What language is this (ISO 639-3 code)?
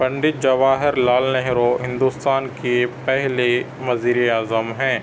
urd